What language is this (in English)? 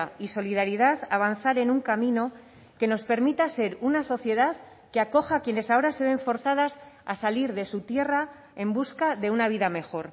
Spanish